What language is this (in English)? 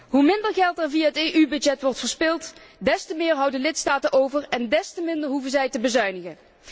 Dutch